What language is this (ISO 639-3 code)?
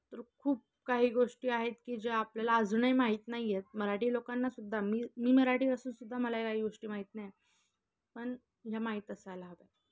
mar